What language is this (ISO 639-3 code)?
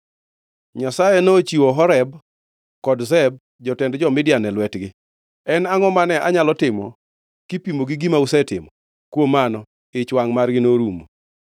luo